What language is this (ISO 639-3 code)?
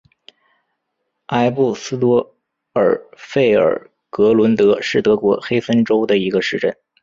zho